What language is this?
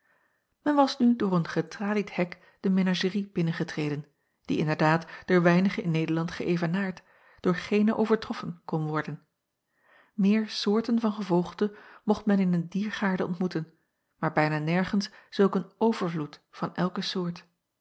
Dutch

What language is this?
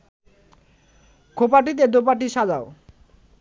Bangla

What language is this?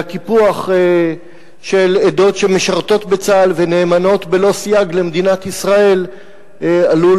Hebrew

